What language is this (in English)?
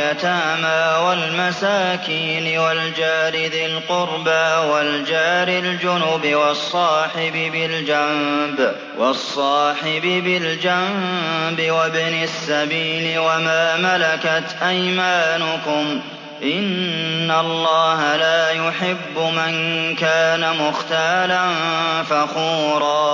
Arabic